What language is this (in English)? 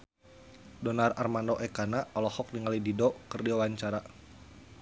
Sundanese